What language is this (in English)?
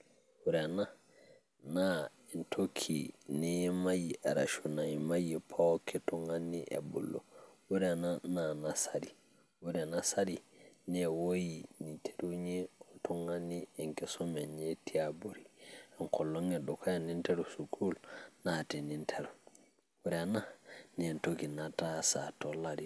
Masai